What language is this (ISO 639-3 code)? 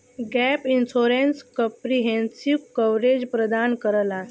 bho